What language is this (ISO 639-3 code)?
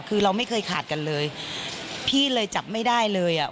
tha